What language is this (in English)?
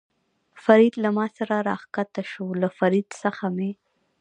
Pashto